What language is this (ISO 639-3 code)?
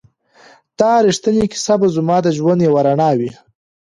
pus